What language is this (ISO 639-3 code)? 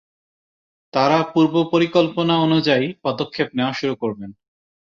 ben